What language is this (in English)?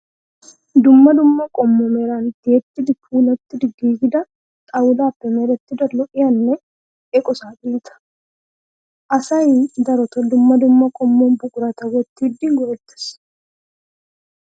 Wolaytta